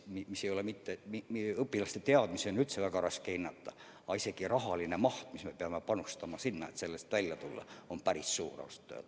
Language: Estonian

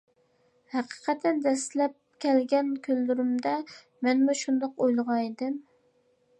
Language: Uyghur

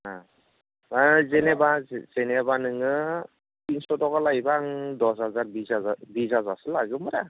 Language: Bodo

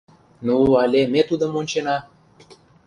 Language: Mari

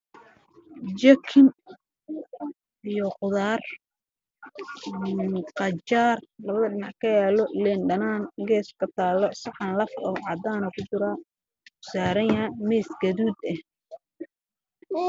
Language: Somali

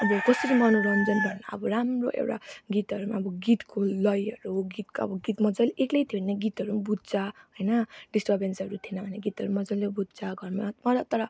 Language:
Nepali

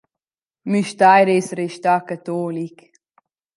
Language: Romansh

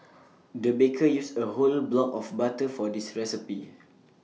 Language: English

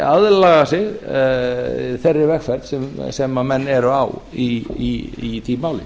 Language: Icelandic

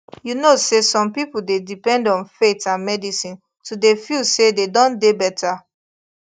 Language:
Nigerian Pidgin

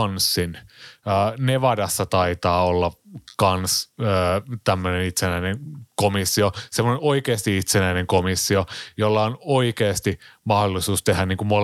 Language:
Finnish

